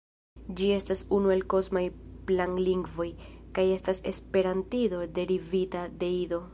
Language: Esperanto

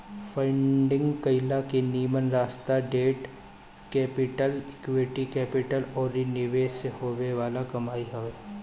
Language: Bhojpuri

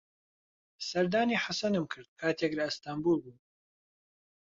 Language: Central Kurdish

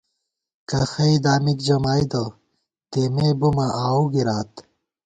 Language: Gawar-Bati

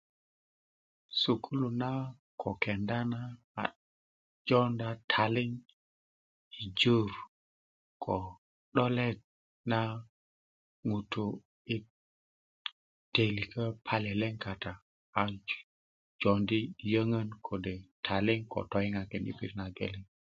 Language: Kuku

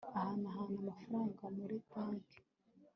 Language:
Kinyarwanda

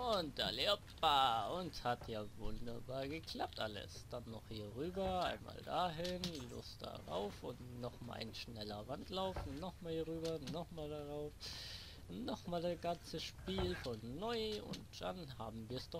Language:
German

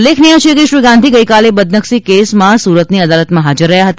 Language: Gujarati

